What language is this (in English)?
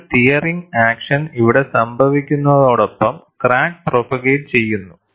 Malayalam